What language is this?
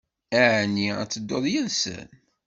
Kabyle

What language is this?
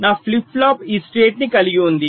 Telugu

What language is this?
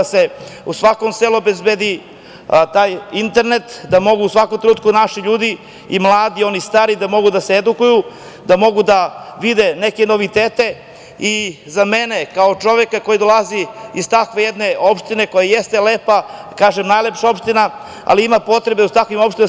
Serbian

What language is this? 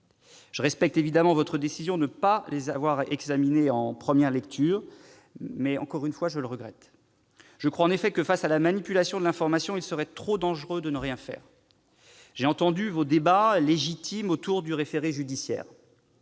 French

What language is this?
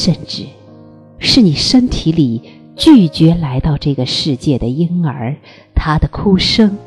Chinese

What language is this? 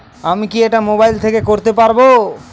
Bangla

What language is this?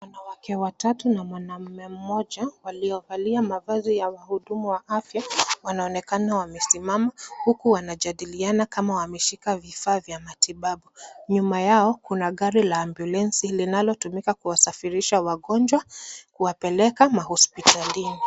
Swahili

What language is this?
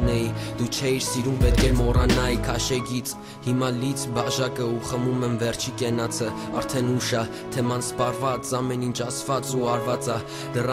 Romanian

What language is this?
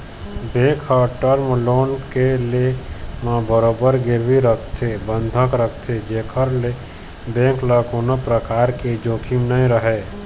Chhattisgarhi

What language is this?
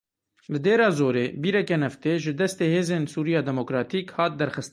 Kurdish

